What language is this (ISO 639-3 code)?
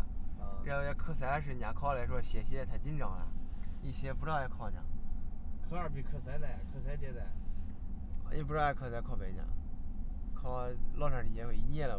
zho